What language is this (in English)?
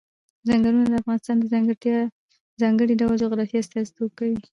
Pashto